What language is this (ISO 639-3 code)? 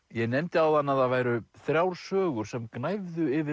isl